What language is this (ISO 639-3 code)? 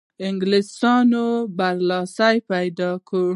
pus